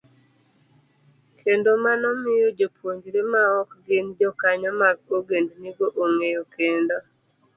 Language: Luo (Kenya and Tanzania)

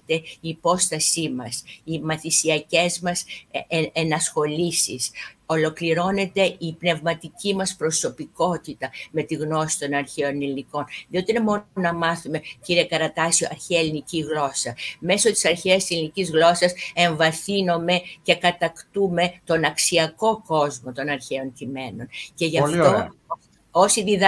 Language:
Greek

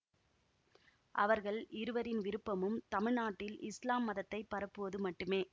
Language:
Tamil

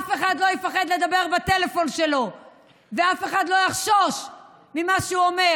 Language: Hebrew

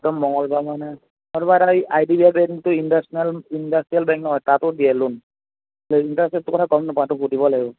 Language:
Assamese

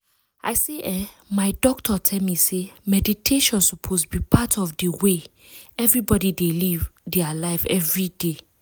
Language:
Nigerian Pidgin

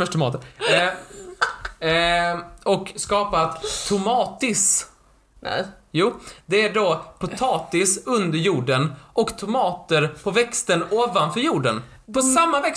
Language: Swedish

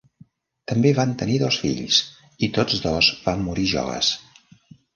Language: Catalan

